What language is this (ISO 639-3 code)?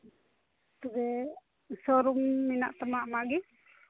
sat